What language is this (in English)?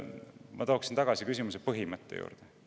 Estonian